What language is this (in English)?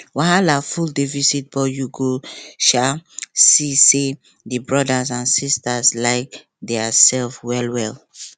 Nigerian Pidgin